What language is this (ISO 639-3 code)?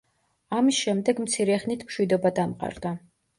kat